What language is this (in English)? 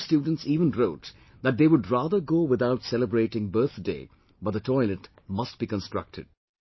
English